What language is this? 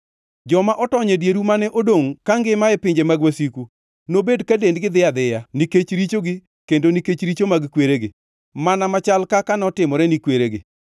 Luo (Kenya and Tanzania)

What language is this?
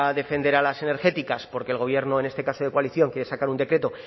Spanish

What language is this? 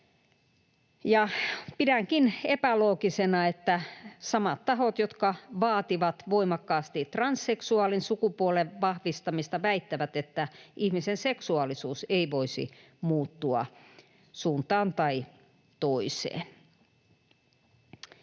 Finnish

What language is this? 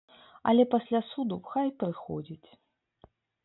Belarusian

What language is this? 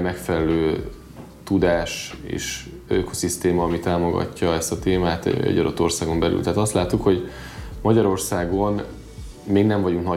Hungarian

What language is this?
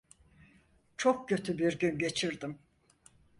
Turkish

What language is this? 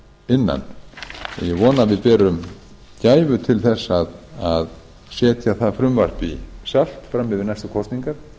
Icelandic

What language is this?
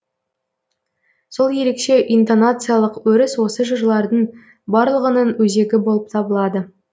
Kazakh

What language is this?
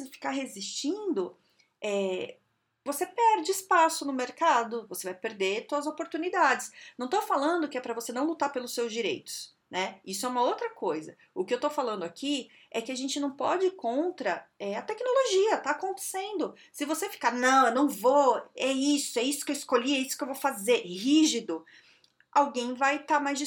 Portuguese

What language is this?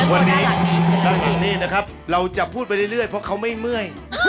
Thai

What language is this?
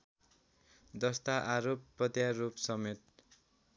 Nepali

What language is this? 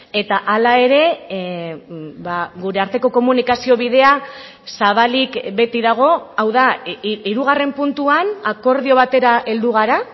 Basque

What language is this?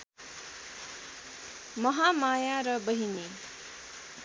Nepali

